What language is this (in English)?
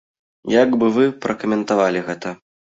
Belarusian